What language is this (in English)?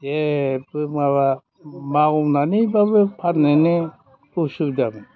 Bodo